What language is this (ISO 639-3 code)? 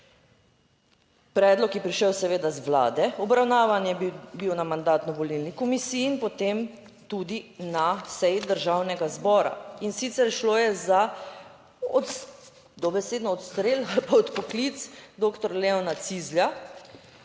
slv